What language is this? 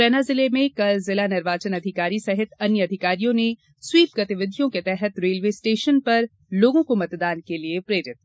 Hindi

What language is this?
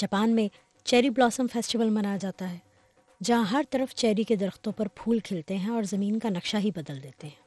Urdu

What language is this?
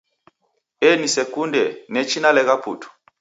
Taita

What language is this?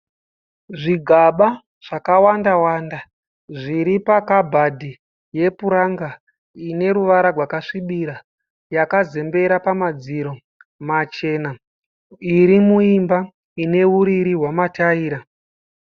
Shona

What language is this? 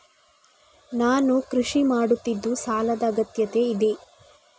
Kannada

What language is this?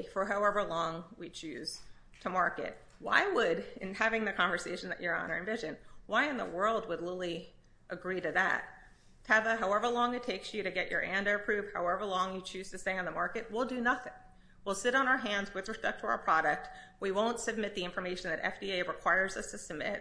English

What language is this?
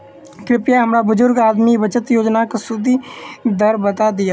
Maithili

